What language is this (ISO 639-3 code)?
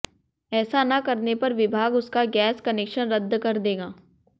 hin